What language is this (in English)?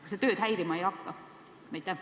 Estonian